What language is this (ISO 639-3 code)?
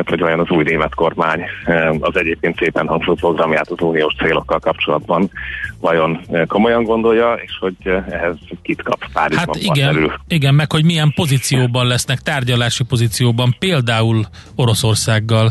hun